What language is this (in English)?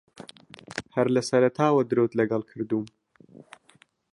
Central Kurdish